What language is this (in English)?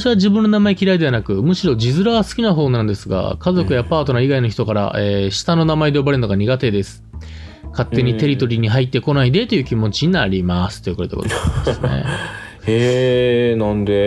Japanese